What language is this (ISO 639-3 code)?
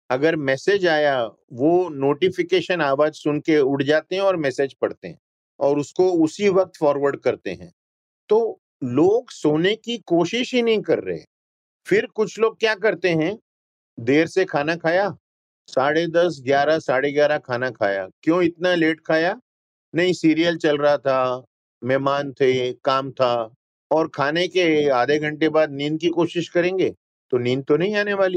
hin